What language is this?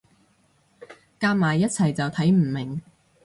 Cantonese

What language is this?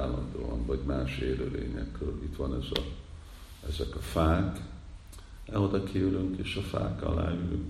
Hungarian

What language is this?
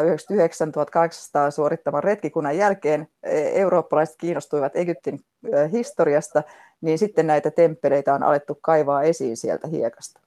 Finnish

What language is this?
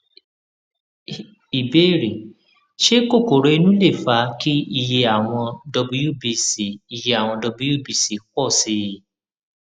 Yoruba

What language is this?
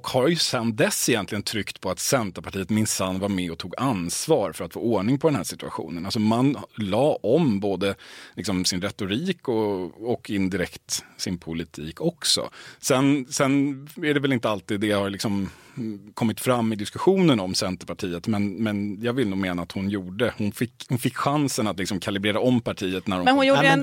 Swedish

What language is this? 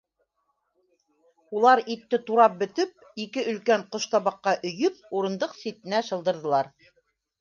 Bashkir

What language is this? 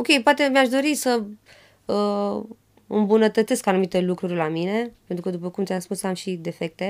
Romanian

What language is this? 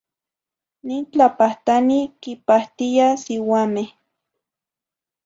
Zacatlán-Ahuacatlán-Tepetzintla Nahuatl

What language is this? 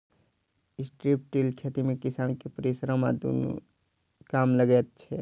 Maithili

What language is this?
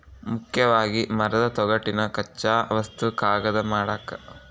Kannada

